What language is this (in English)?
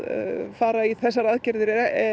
Icelandic